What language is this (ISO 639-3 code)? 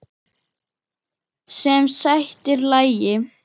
isl